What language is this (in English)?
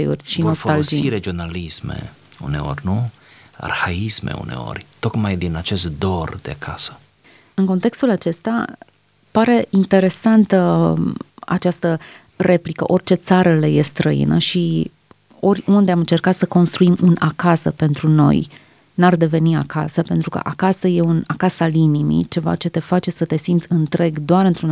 Romanian